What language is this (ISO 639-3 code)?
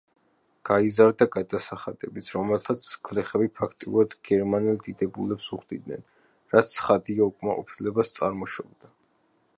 kat